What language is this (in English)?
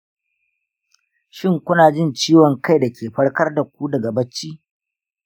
Hausa